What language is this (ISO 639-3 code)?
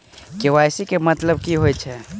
mai